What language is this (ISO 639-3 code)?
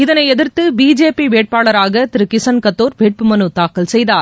tam